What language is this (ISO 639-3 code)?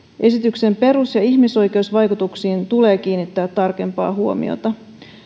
fin